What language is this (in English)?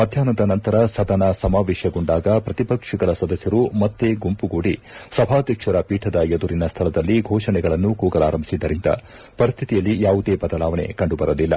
Kannada